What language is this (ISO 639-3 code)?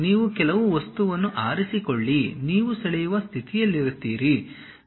kan